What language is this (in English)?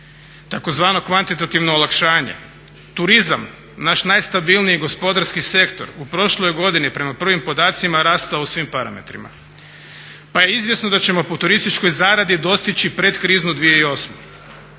Croatian